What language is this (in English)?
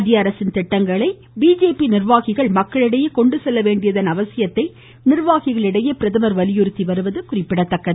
Tamil